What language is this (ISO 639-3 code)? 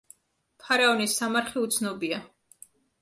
kat